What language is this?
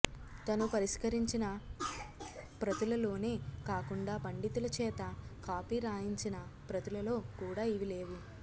Telugu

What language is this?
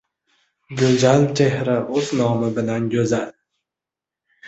Uzbek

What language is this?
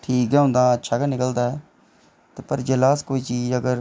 Dogri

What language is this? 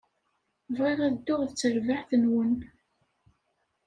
Kabyle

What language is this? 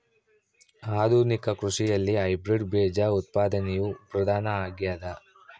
Kannada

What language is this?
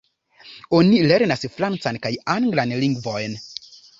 Esperanto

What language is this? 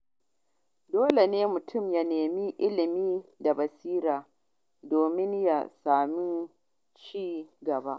Hausa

